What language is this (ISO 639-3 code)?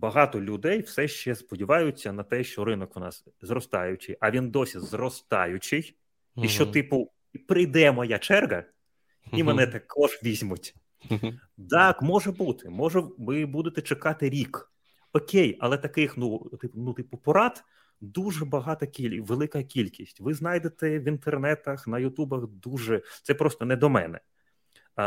ukr